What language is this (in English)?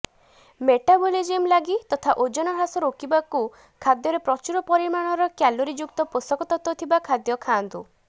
Odia